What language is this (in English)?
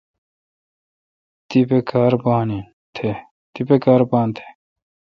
Kalkoti